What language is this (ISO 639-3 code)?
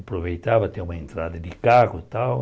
por